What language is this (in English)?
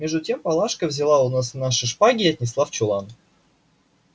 Russian